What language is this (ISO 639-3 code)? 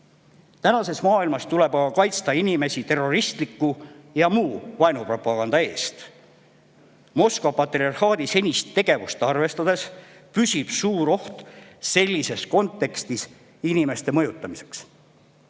est